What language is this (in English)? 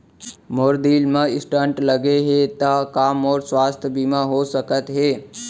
Chhattisgarhi